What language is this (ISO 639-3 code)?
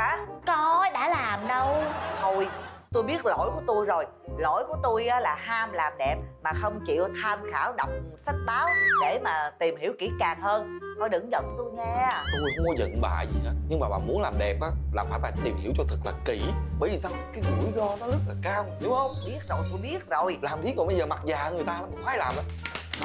vie